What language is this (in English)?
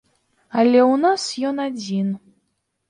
Belarusian